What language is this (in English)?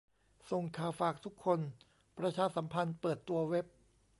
Thai